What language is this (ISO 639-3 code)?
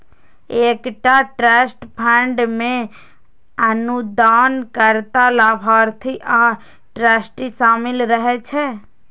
mai